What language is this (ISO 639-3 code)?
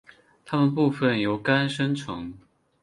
zho